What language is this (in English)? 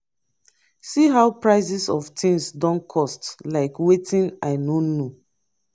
Nigerian Pidgin